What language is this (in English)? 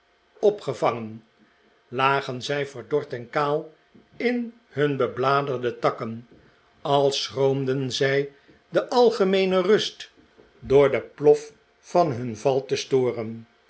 Dutch